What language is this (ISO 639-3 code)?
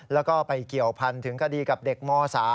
tha